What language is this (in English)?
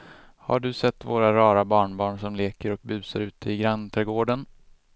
Swedish